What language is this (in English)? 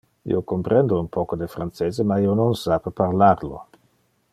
Interlingua